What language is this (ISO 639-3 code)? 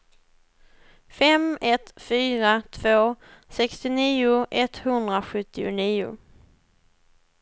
swe